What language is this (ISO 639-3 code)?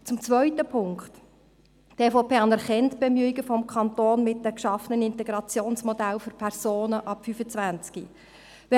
gsw